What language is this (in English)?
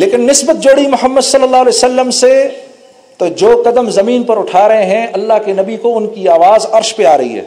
Urdu